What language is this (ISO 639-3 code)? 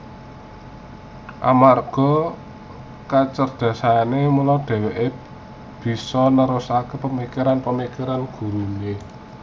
jav